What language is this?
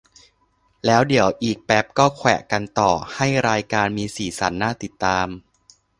Thai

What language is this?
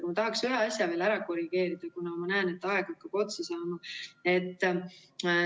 Estonian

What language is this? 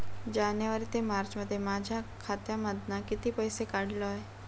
Marathi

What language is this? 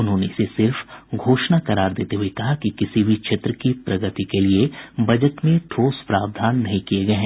Hindi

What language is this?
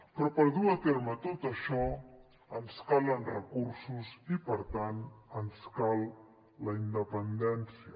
Catalan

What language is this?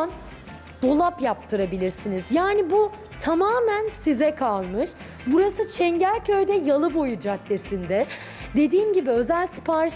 Turkish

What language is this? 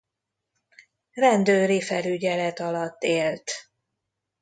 Hungarian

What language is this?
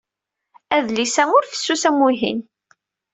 Kabyle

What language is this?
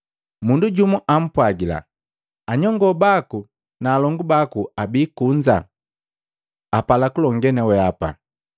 Matengo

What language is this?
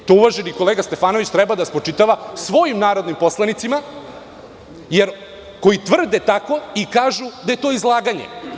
Serbian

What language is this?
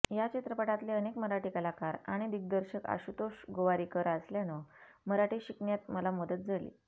Marathi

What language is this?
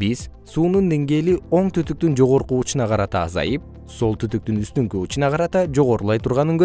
Kyrgyz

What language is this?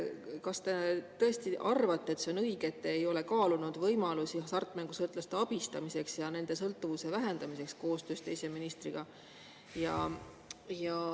Estonian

